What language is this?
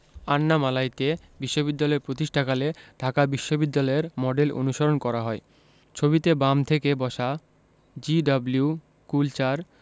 Bangla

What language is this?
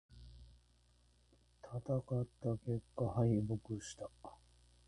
Japanese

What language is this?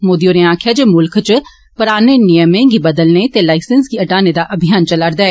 Dogri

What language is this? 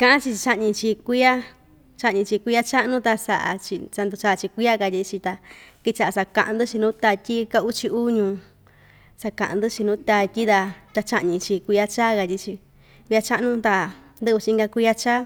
Ixtayutla Mixtec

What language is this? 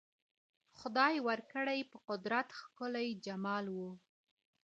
Pashto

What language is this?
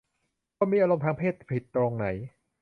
Thai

